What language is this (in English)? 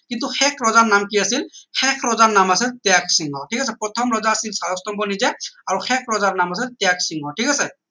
Assamese